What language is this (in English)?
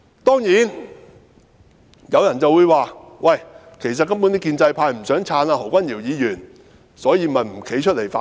Cantonese